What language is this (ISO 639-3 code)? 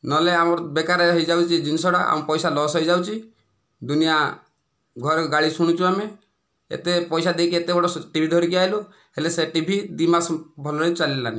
ori